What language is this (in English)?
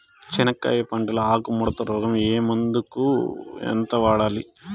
Telugu